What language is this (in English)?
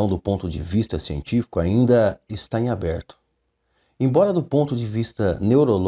Portuguese